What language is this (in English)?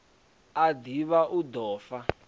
Venda